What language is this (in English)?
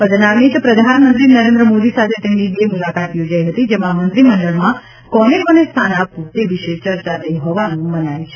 Gujarati